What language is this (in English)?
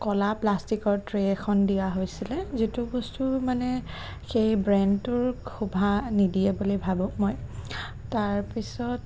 Assamese